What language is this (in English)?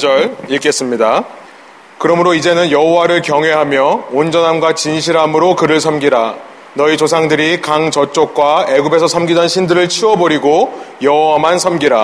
Korean